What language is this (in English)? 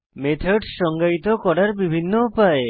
Bangla